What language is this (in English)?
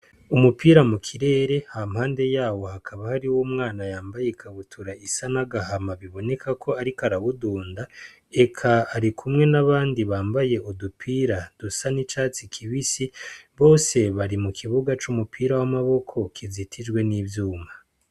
Rundi